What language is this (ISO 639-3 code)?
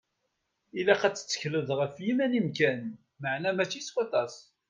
kab